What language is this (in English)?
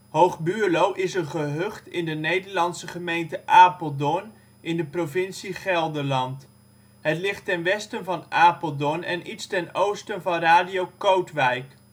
Dutch